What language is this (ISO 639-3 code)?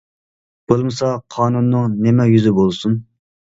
uig